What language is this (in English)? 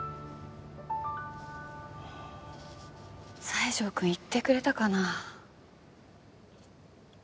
Japanese